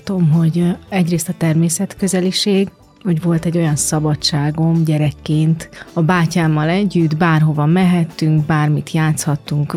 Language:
Hungarian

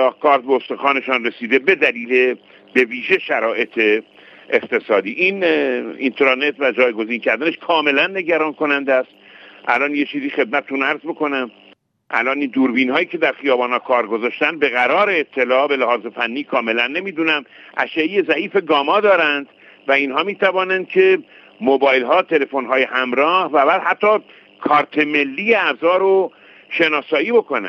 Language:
Persian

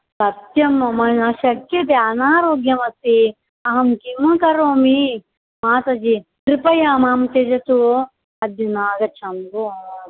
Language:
Sanskrit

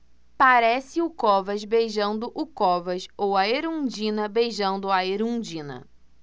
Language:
Portuguese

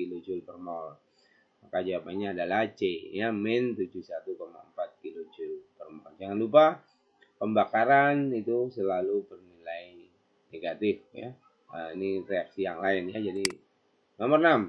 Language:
Indonesian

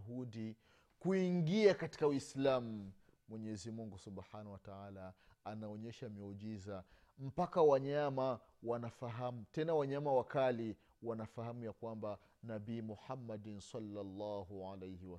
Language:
Swahili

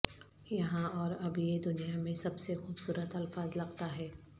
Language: Urdu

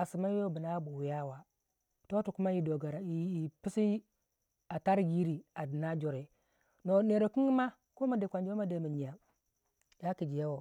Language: Waja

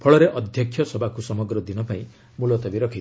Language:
Odia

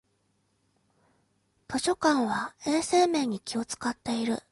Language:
Japanese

